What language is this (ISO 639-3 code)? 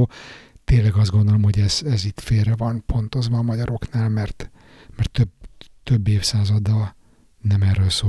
hun